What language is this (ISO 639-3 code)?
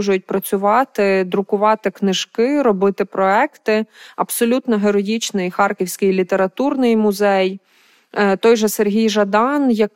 ukr